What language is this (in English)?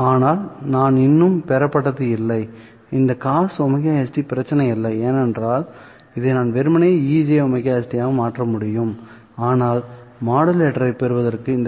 Tamil